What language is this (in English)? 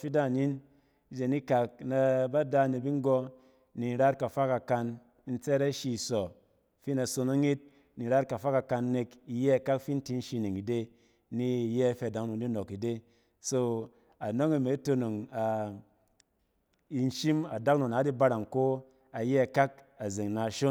Cen